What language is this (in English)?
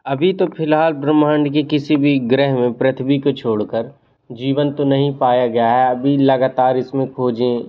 Hindi